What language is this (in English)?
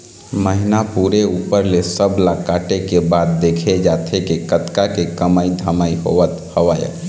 Chhattisgarhi